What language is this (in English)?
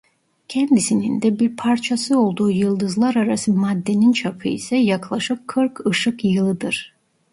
Turkish